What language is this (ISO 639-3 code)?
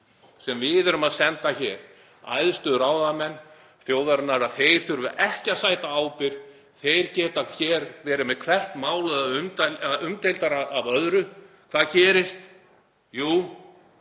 isl